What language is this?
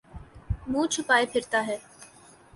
Urdu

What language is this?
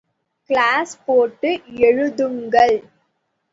Tamil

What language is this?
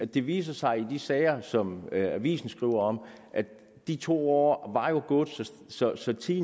Danish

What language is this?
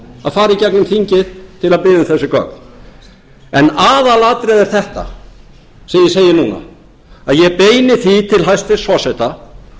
Icelandic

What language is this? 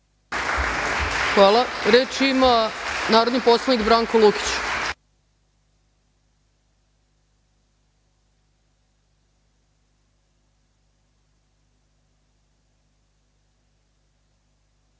Serbian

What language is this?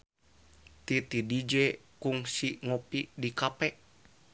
Sundanese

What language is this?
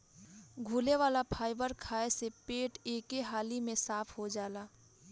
Bhojpuri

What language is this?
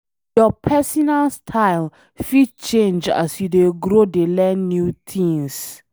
Nigerian Pidgin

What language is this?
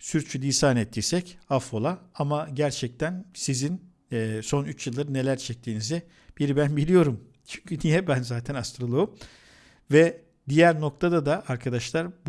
Turkish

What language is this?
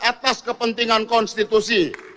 Indonesian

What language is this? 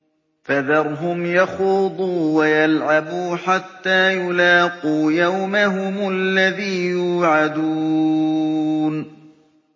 Arabic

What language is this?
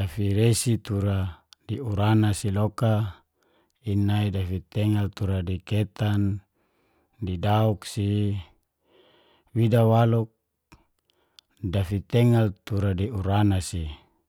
Geser-Gorom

